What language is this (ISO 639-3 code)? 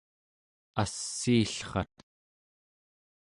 esu